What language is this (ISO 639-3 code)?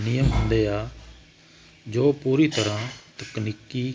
pan